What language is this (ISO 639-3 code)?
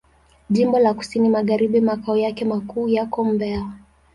swa